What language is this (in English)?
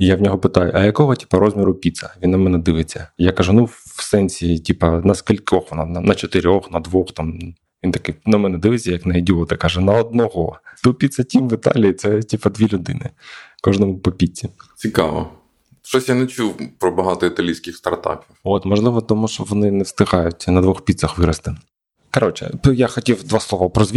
Ukrainian